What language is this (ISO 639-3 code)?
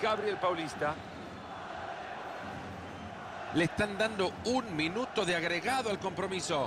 spa